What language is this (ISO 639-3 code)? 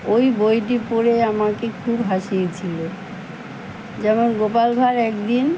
ben